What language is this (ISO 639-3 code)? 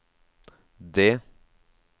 nor